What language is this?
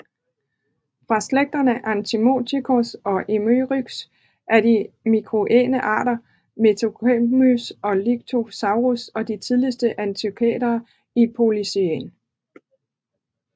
Danish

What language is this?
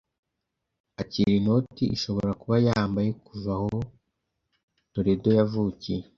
Kinyarwanda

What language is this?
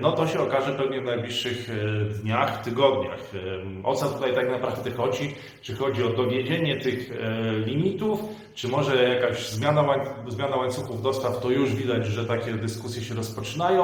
Polish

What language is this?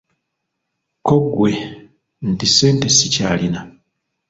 Ganda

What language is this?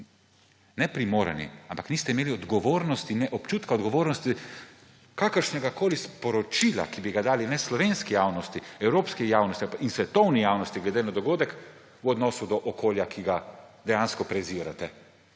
Slovenian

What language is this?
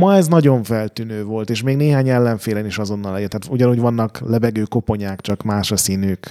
Hungarian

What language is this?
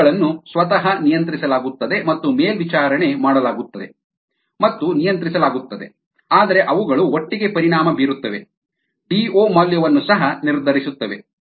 Kannada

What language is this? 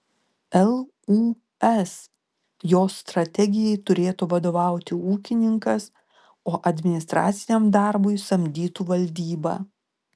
Lithuanian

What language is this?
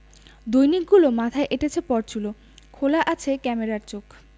Bangla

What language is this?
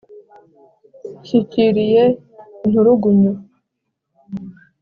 Kinyarwanda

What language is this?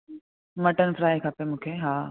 Sindhi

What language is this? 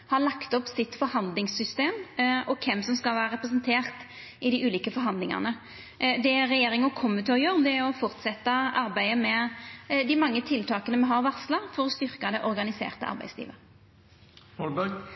Norwegian Nynorsk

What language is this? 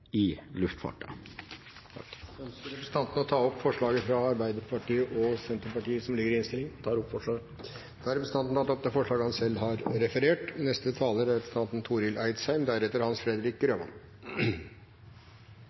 Norwegian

